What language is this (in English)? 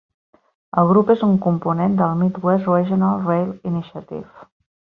Catalan